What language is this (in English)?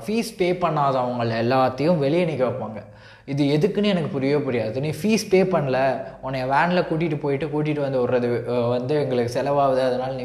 Tamil